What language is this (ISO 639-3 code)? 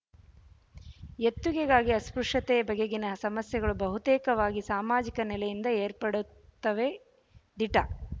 kan